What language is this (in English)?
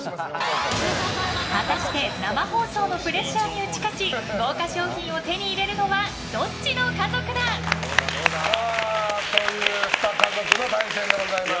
Japanese